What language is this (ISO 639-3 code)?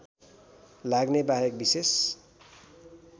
nep